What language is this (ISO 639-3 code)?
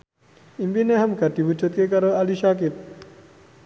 jav